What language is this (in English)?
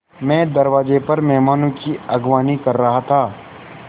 Hindi